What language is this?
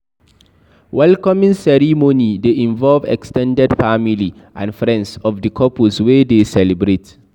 Nigerian Pidgin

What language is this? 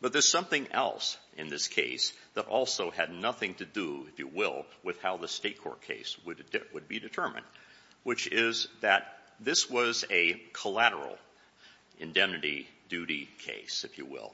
English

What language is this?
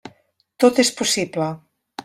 Catalan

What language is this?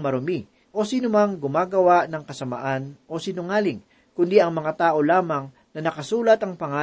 Filipino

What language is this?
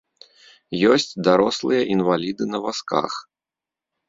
Belarusian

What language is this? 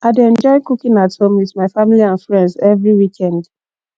Nigerian Pidgin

